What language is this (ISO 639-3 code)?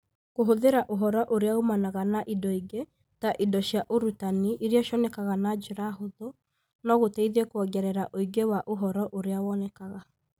kik